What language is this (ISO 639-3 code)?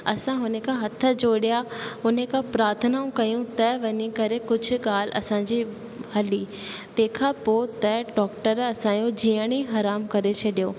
snd